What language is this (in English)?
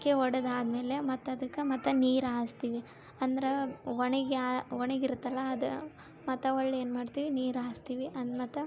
Kannada